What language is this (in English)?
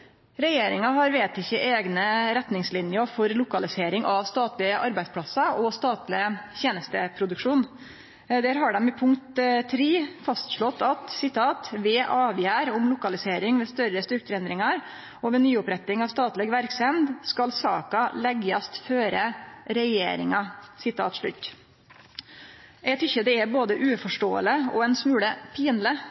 Norwegian Nynorsk